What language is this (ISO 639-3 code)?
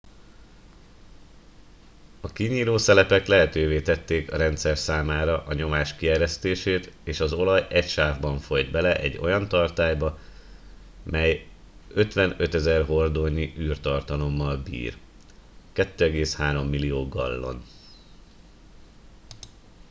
hun